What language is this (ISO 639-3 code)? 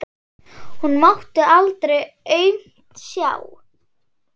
isl